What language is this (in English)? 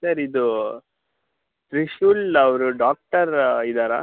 Kannada